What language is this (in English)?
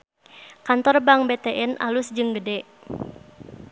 Sundanese